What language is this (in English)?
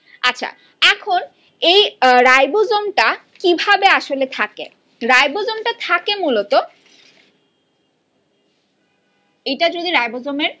Bangla